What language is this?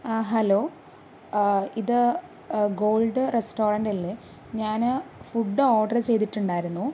Malayalam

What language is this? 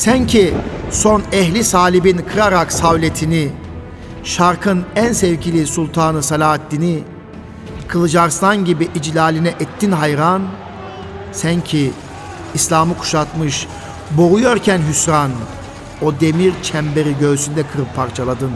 Turkish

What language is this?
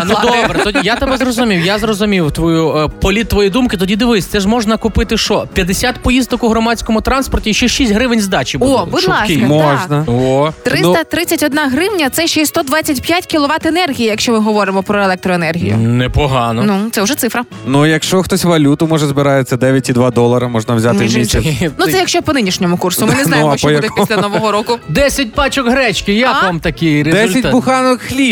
Ukrainian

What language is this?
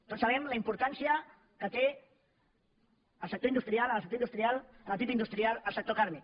Catalan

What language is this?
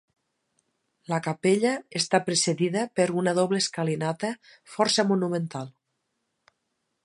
Catalan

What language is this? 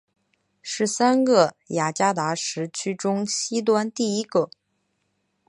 Chinese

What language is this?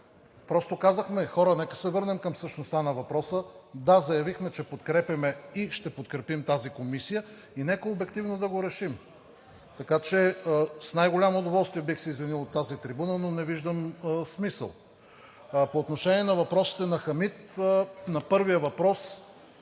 Bulgarian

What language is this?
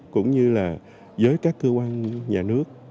Vietnamese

